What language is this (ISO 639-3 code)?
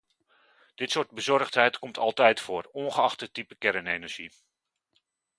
nld